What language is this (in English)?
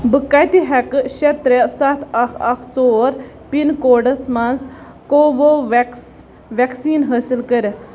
Kashmiri